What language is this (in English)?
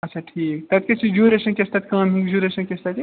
Kashmiri